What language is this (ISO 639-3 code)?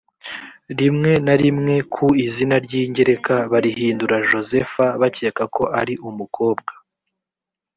kin